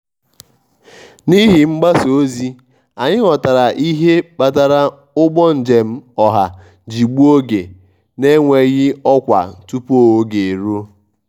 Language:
Igbo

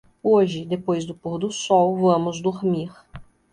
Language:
Portuguese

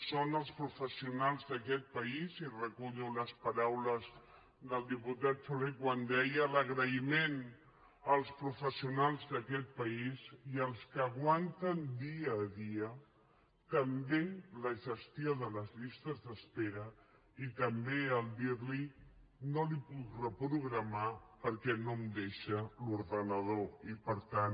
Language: Catalan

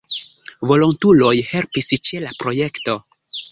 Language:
Esperanto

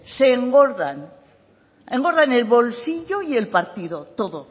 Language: Spanish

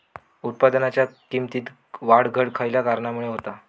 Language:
Marathi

